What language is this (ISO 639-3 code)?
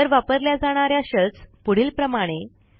mar